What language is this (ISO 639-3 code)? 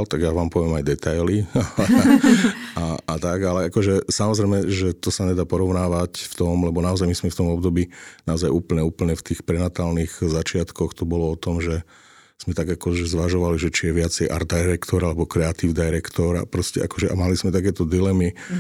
slk